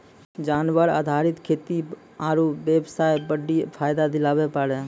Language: Maithili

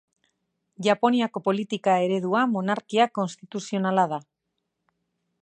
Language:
Basque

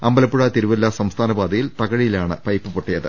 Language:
Malayalam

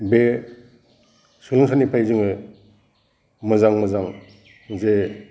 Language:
Bodo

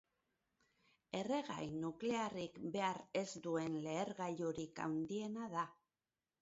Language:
Basque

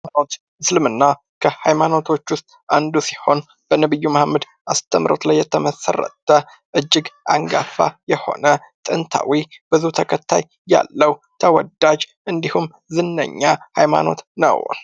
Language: Amharic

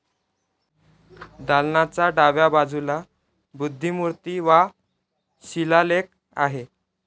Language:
Marathi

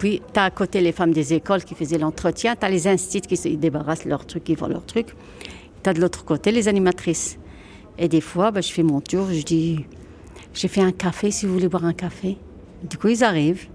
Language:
French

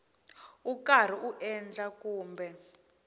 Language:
Tsonga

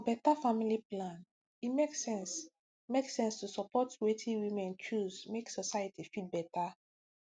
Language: Nigerian Pidgin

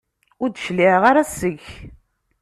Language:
Kabyle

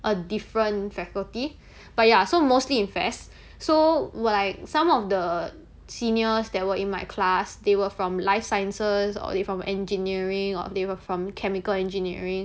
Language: English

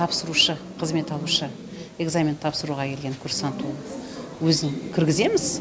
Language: Kazakh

